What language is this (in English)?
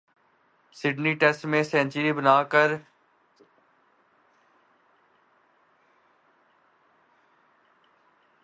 Urdu